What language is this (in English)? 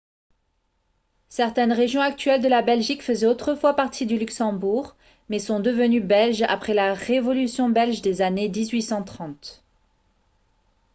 French